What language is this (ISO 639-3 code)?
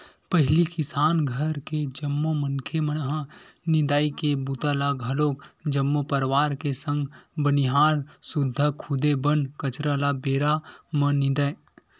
hne